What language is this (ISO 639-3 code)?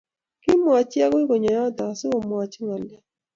kln